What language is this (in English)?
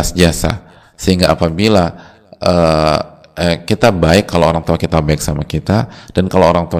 Indonesian